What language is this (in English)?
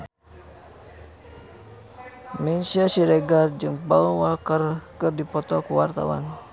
Sundanese